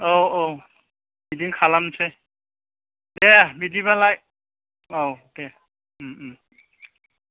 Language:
Bodo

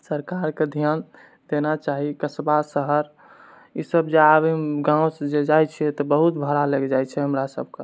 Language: Maithili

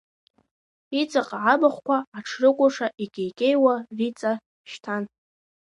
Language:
Abkhazian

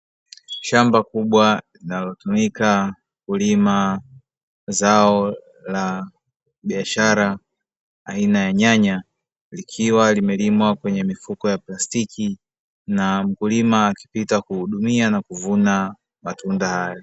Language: Swahili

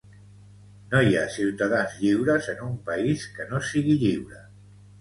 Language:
Catalan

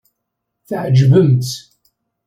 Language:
Kabyle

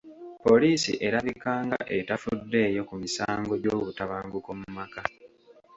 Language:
Ganda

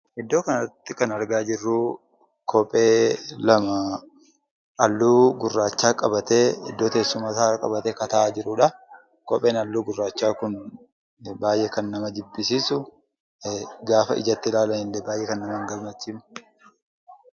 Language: Oromo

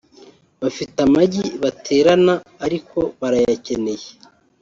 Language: Kinyarwanda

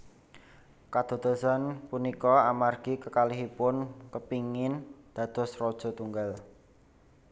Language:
Javanese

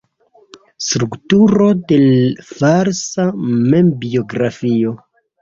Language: Esperanto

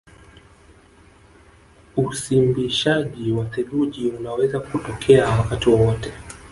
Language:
Swahili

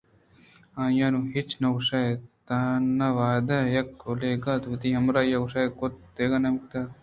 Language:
Eastern Balochi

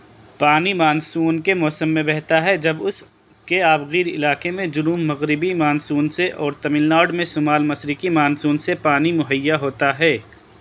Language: Urdu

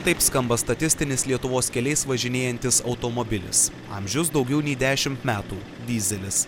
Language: Lithuanian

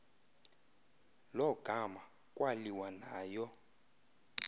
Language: Xhosa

